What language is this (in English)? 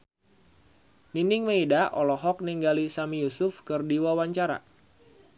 Sundanese